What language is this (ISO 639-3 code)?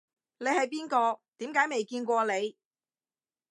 yue